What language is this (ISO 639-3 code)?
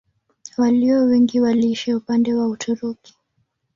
swa